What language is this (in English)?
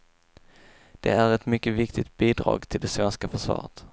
Swedish